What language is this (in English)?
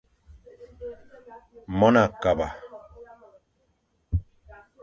Fang